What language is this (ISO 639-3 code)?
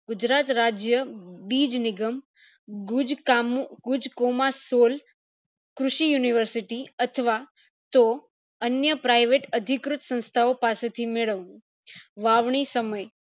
guj